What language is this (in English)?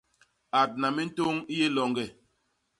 Basaa